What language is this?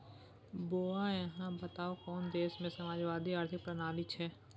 Maithili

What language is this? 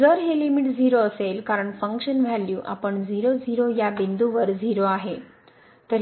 Marathi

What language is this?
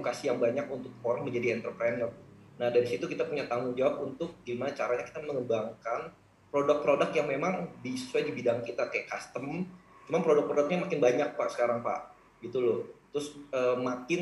Indonesian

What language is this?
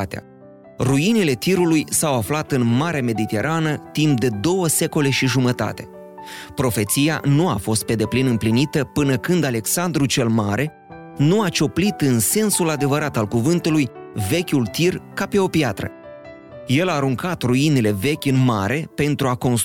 Romanian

